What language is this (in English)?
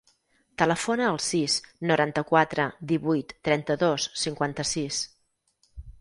Catalan